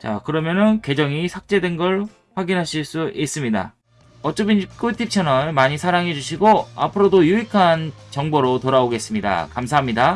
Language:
Korean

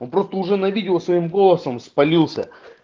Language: Russian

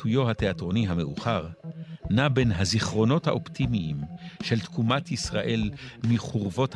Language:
Hebrew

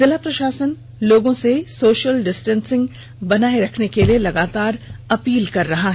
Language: Hindi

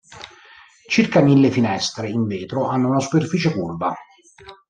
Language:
Italian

